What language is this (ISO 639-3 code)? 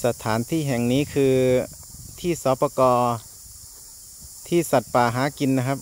tha